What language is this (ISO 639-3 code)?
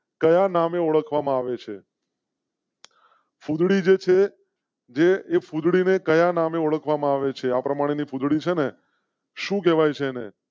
guj